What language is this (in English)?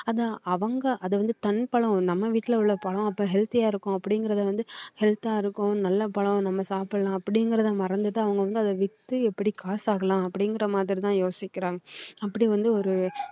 Tamil